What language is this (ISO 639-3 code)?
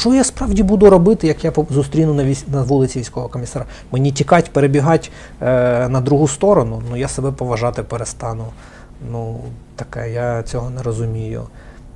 ukr